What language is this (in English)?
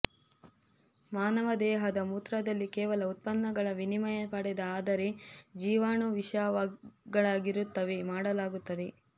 Kannada